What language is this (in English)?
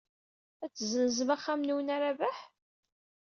Kabyle